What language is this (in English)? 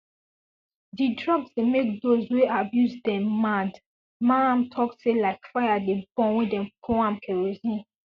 Nigerian Pidgin